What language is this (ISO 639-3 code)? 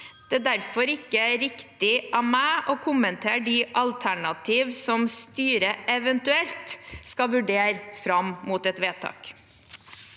nor